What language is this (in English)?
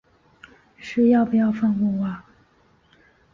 Chinese